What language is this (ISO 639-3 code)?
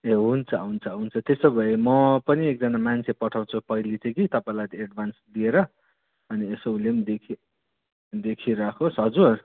nep